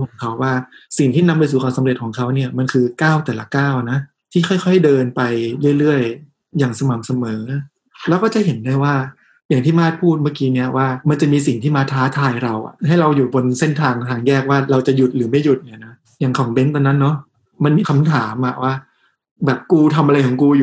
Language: Thai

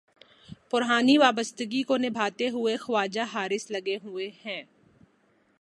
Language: Urdu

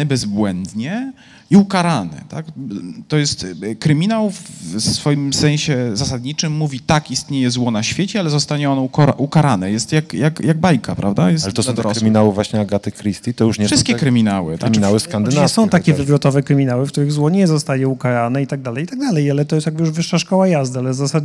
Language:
Polish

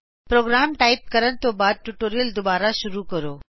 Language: Punjabi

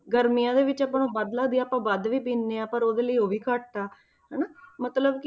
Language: Punjabi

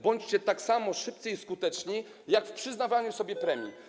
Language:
Polish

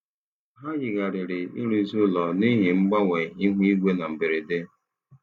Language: Igbo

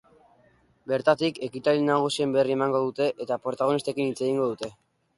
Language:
Basque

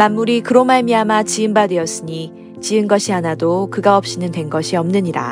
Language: Korean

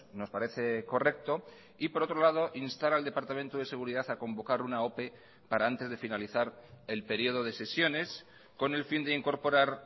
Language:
Spanish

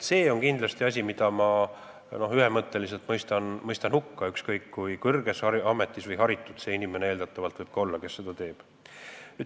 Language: Estonian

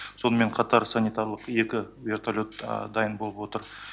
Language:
Kazakh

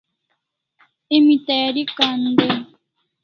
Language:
Kalasha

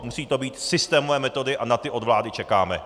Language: Czech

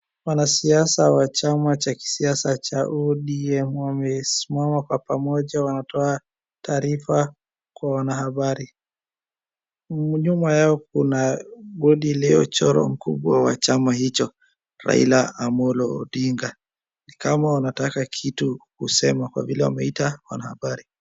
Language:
Swahili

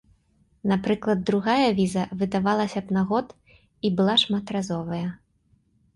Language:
Belarusian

